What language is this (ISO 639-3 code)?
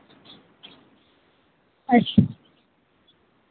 doi